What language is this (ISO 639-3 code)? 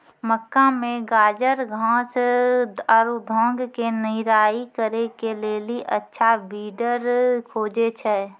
mai